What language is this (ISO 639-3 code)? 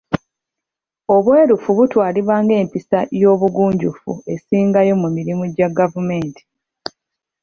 lug